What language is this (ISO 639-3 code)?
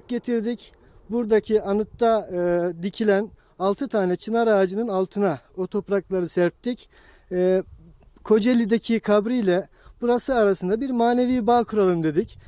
tur